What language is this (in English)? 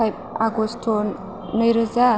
Bodo